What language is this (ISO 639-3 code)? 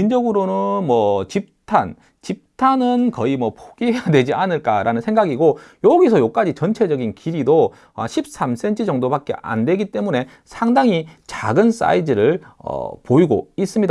kor